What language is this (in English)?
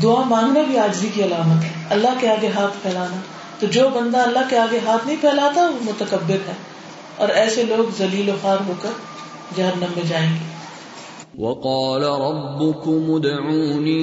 Urdu